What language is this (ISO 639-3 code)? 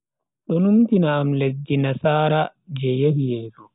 fui